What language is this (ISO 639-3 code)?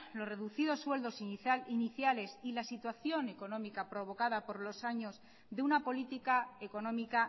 spa